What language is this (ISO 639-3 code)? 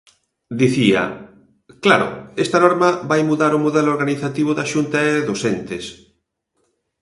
glg